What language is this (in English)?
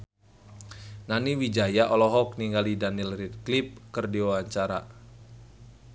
Sundanese